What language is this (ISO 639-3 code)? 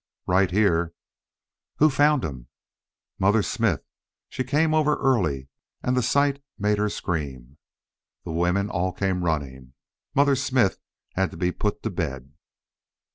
eng